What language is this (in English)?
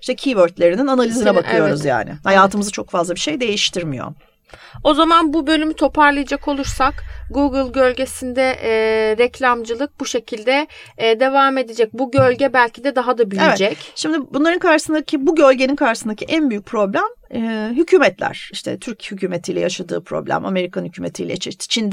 Turkish